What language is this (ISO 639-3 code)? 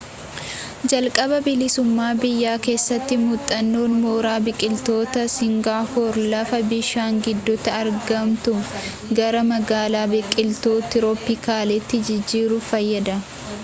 orm